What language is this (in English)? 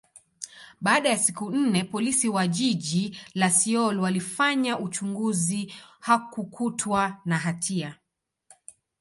Swahili